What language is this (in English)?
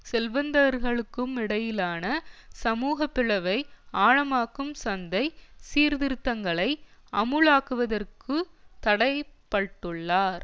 Tamil